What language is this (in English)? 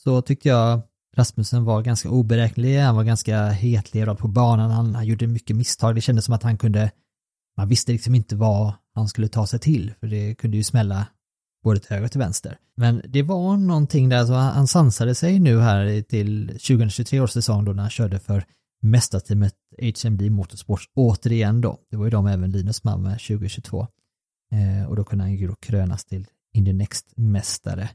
Swedish